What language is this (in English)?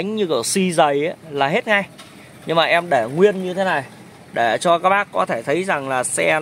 Vietnamese